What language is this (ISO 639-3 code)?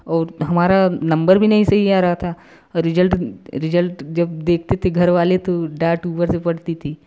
hin